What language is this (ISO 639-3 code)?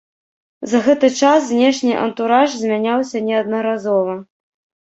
bel